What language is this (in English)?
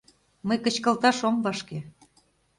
Mari